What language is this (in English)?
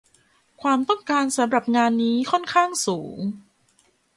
Thai